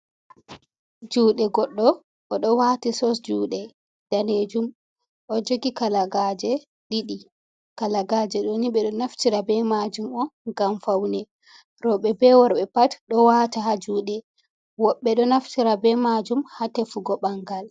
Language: Fula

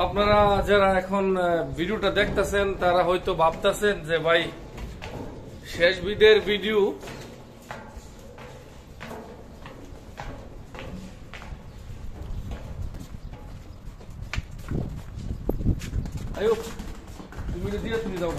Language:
Arabic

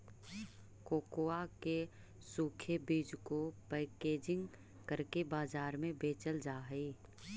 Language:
Magahi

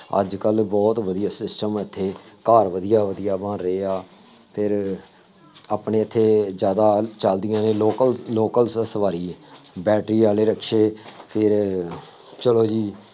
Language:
Punjabi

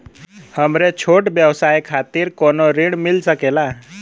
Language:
Bhojpuri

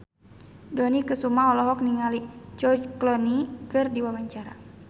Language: Sundanese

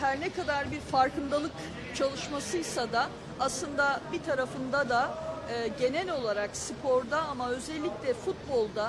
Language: Turkish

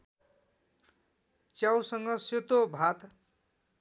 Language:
Nepali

